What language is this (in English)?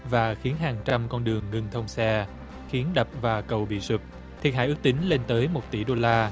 Vietnamese